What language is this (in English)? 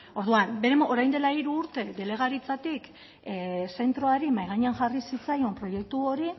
Basque